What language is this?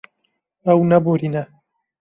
Kurdish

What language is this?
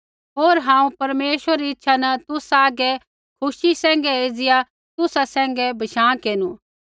Kullu Pahari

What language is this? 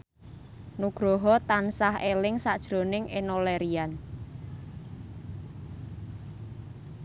Javanese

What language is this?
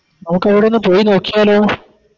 Malayalam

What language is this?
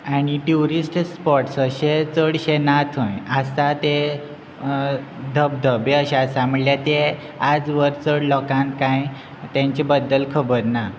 Konkani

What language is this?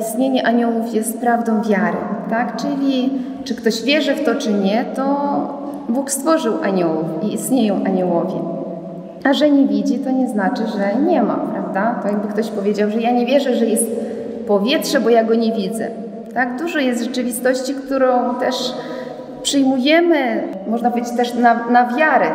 Polish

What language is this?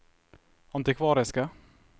Norwegian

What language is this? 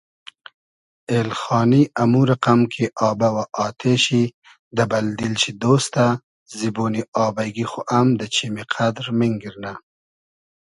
Hazaragi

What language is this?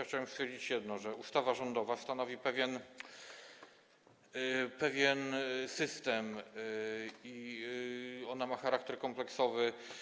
Polish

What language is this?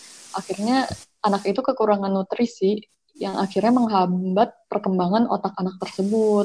Indonesian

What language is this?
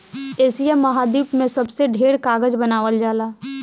Bhojpuri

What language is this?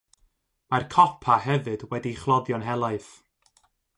Welsh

